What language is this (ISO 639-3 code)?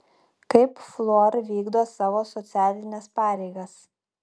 lit